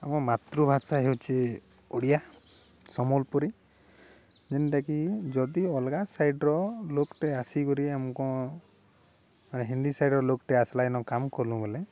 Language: Odia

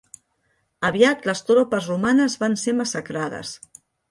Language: Catalan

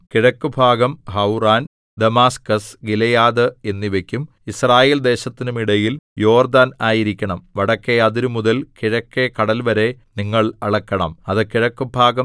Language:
Malayalam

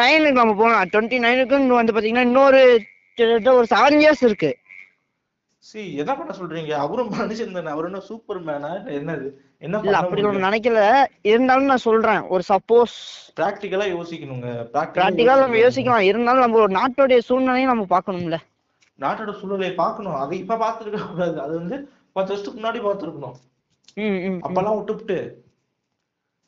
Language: Tamil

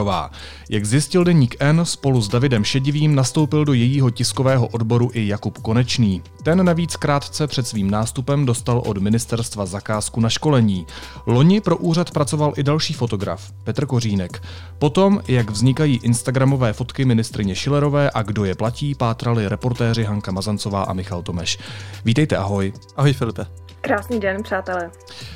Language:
Czech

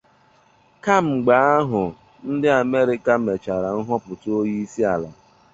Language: Igbo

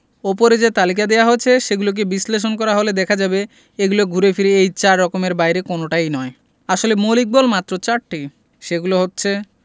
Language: Bangla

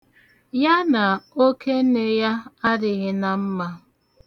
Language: Igbo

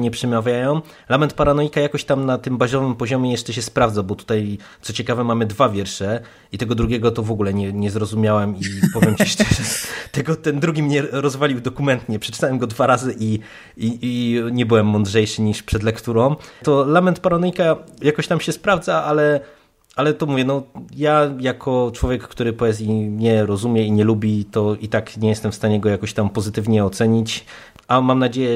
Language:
Polish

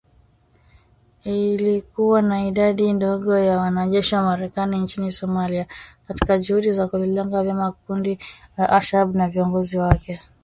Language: Swahili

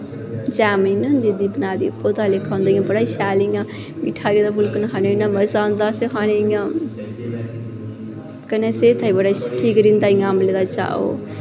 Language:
Dogri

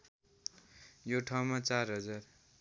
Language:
Nepali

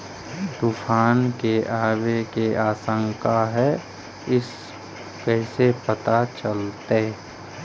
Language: Magahi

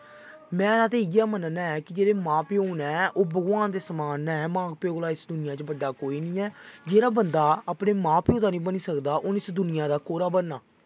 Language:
Dogri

